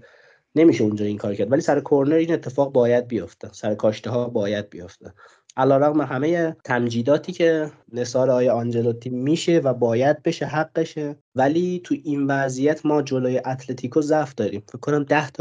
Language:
Persian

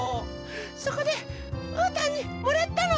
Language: Japanese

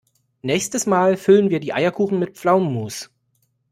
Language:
German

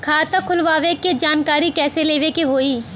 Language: Bhojpuri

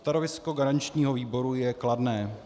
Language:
Czech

